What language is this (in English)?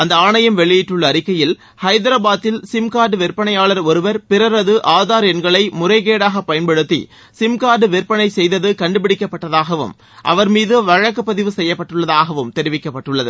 Tamil